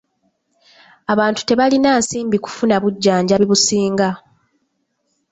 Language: Ganda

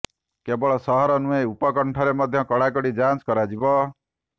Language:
Odia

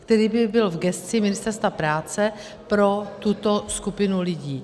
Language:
Czech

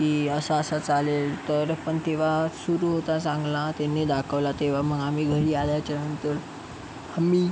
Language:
Marathi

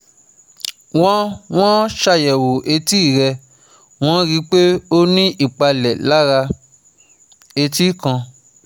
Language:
Yoruba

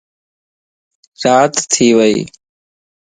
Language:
Lasi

